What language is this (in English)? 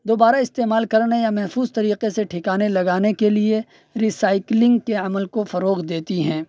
Urdu